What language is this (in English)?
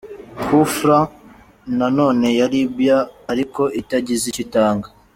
Kinyarwanda